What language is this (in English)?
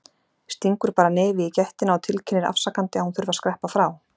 Icelandic